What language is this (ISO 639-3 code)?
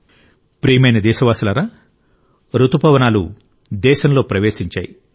tel